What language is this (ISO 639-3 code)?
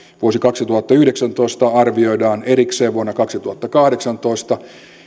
fin